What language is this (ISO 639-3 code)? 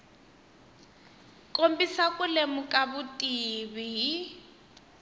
tso